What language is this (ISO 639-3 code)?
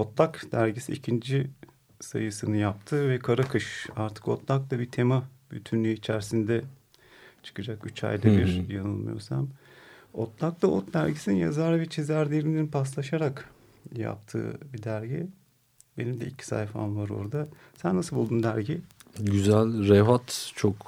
tur